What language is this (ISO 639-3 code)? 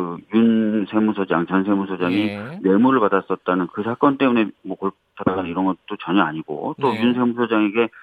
kor